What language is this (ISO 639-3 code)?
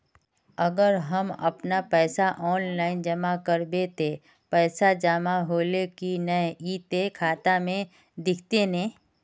mag